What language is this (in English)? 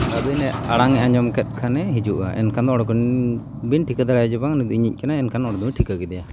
Santali